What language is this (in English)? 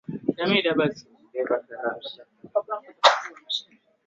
Swahili